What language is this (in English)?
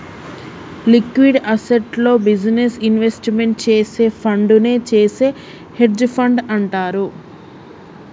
Telugu